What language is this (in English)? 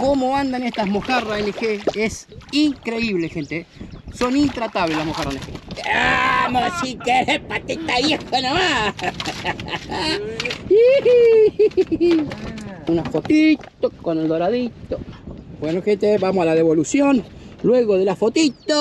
Spanish